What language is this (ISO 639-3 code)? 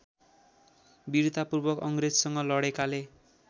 nep